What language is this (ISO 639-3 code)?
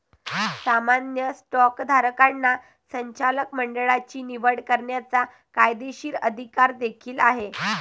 mar